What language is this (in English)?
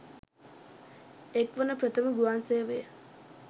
Sinhala